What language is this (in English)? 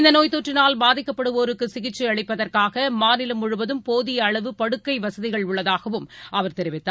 Tamil